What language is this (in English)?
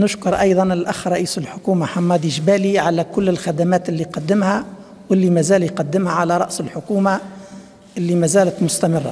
Arabic